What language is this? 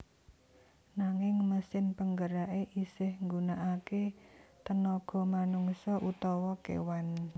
Javanese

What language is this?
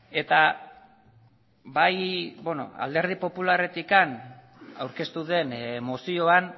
Basque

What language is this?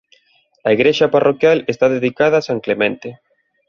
Galician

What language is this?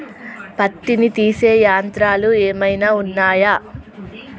Telugu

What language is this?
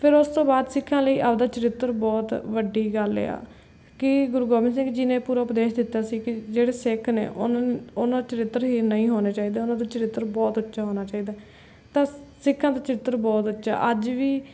Punjabi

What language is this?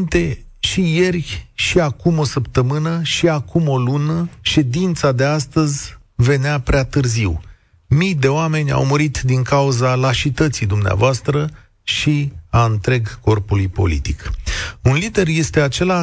Romanian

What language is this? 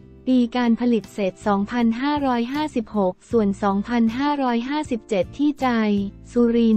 Thai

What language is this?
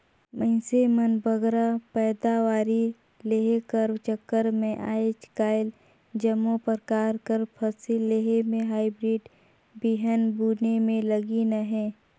Chhattisgarhi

